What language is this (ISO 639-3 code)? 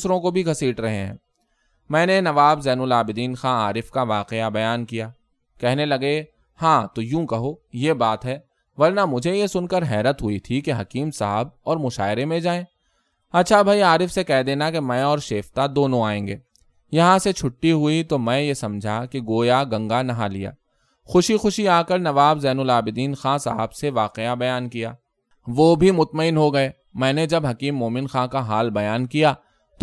urd